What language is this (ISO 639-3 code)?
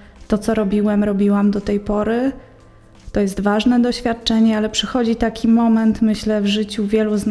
pol